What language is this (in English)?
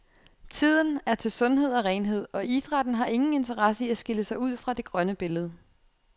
Danish